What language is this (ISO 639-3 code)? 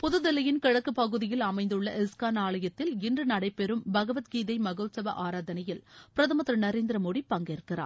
tam